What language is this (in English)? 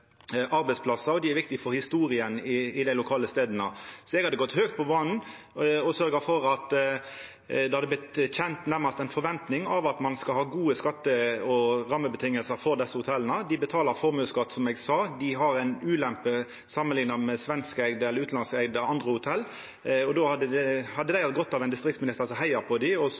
Norwegian Nynorsk